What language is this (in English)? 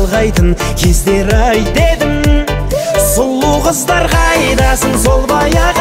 Arabic